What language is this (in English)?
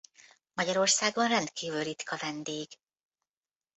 Hungarian